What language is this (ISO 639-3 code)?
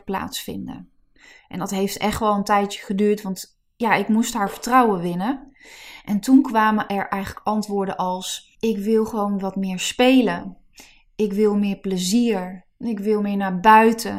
nld